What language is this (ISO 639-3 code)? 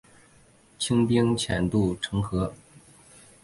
zho